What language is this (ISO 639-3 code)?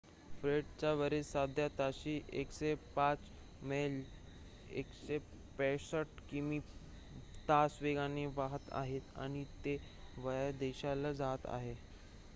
mar